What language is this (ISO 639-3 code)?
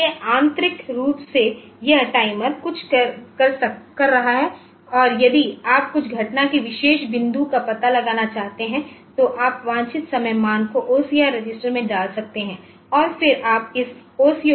hin